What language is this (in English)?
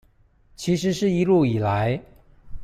Chinese